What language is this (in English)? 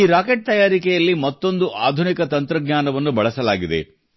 Kannada